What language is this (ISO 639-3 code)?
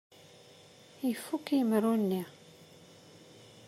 kab